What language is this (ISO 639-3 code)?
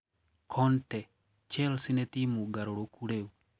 kik